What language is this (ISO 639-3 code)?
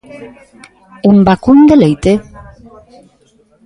glg